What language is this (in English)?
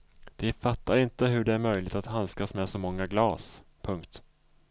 Swedish